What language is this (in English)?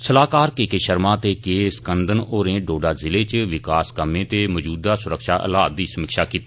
Dogri